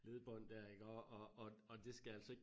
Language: Danish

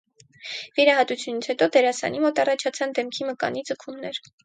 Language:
Armenian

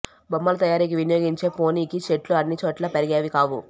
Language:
Telugu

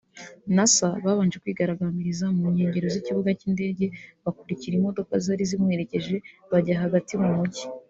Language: Kinyarwanda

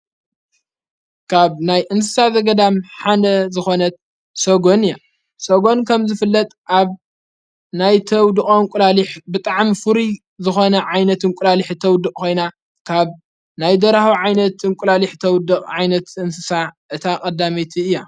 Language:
Tigrinya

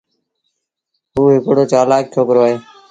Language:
Sindhi Bhil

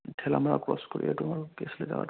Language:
Assamese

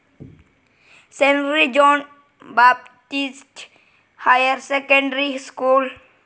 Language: Malayalam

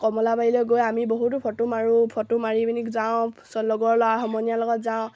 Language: Assamese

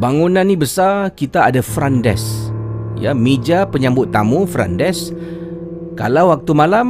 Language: Malay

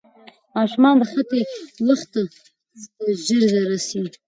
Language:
Pashto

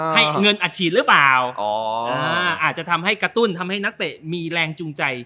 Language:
Thai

